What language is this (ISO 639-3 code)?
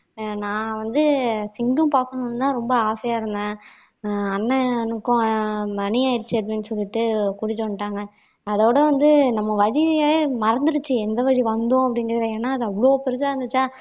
tam